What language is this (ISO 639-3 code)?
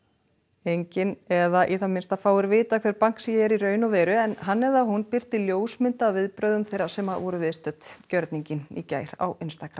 isl